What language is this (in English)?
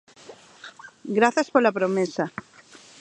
Galician